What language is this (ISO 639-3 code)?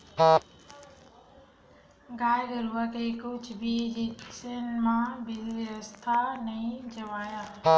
hne